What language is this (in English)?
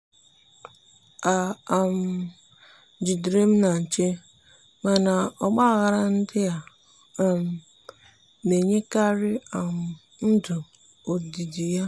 Igbo